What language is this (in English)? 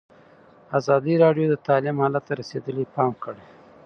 Pashto